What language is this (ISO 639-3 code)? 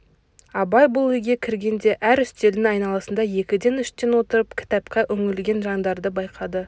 kaz